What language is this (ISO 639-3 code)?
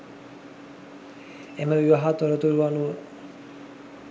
sin